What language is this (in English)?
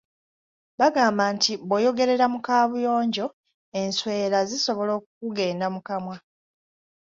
Ganda